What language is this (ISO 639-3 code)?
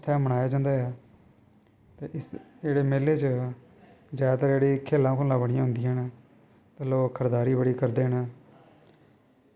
doi